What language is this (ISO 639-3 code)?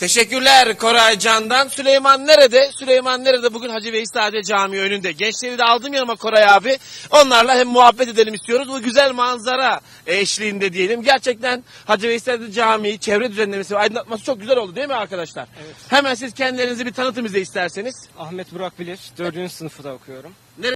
tur